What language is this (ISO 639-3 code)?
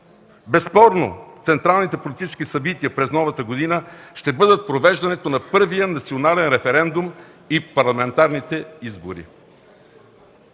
bul